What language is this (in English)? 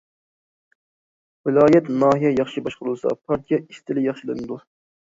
Uyghur